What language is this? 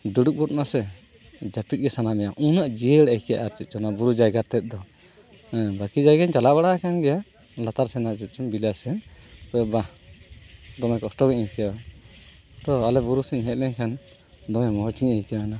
Santali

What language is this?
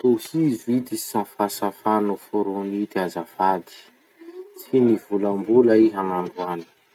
Masikoro Malagasy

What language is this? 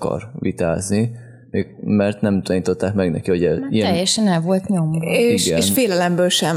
Hungarian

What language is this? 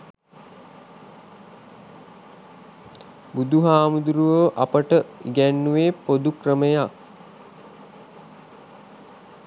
Sinhala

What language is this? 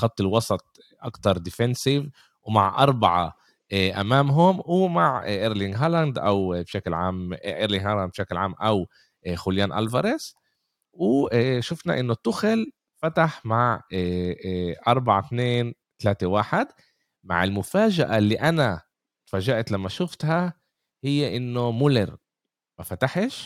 Arabic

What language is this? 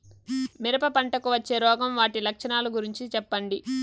Telugu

